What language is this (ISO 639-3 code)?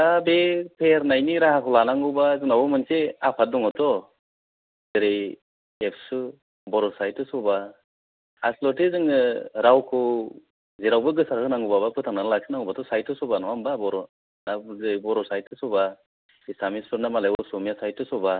brx